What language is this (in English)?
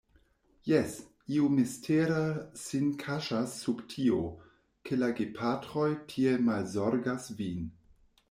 Esperanto